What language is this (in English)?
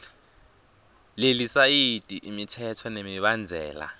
Swati